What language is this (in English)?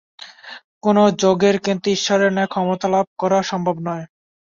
Bangla